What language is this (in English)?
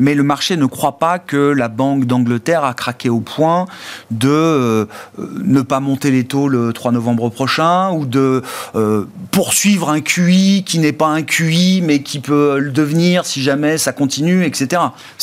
French